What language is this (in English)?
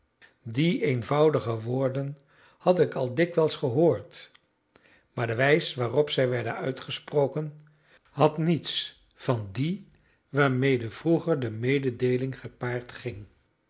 Dutch